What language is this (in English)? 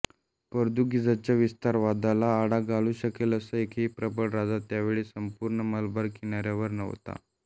Marathi